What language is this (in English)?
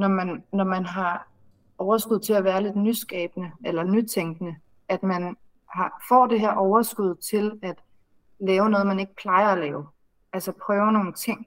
Danish